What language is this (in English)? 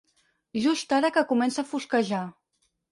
Catalan